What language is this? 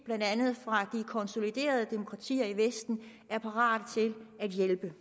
Danish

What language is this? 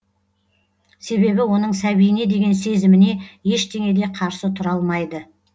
Kazakh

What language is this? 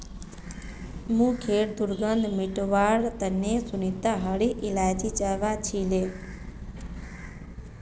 Magahi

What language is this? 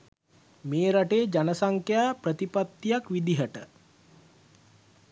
Sinhala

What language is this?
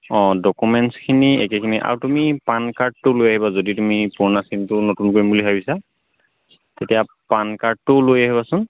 Assamese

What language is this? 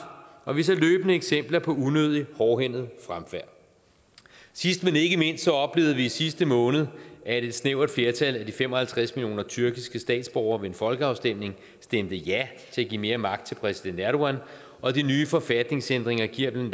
Danish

